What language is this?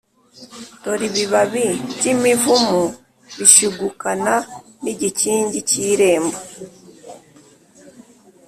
Kinyarwanda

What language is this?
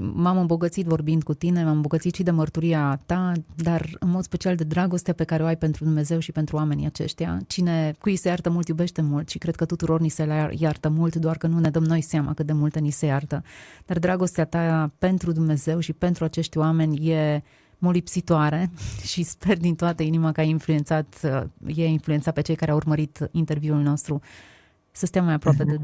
Romanian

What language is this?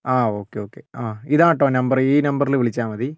Malayalam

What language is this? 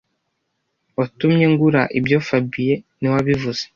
Kinyarwanda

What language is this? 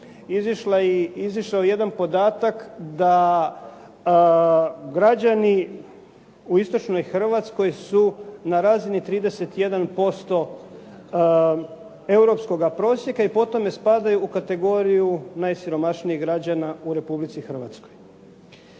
Croatian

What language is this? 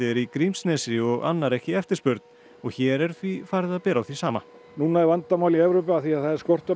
Icelandic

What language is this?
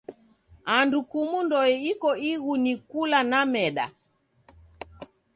Taita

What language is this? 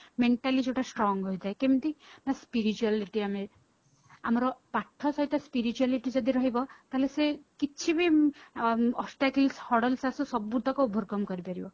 Odia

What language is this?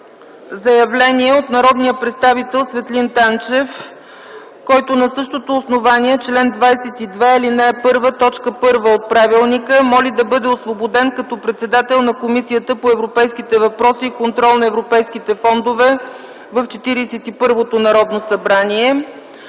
Bulgarian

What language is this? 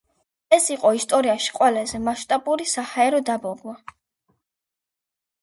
Georgian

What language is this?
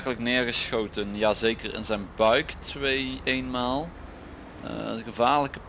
Dutch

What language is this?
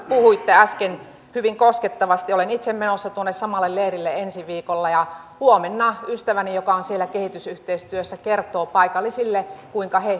Finnish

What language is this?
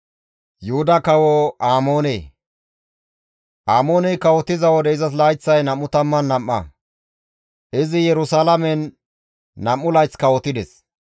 Gamo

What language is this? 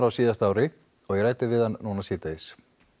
Icelandic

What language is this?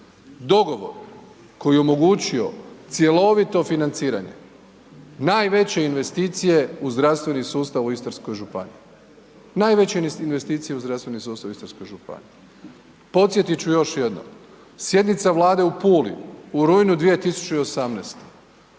Croatian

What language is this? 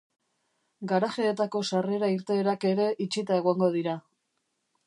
Basque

